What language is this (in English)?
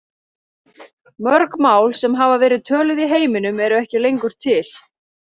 Icelandic